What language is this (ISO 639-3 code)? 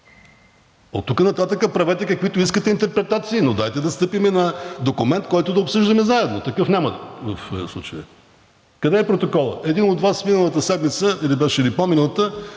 bul